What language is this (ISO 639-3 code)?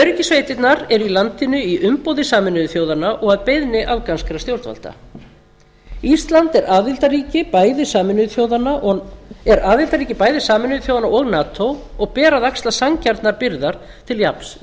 isl